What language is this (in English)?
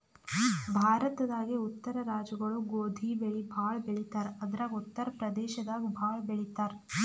Kannada